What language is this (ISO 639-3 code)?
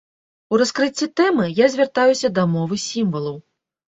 bel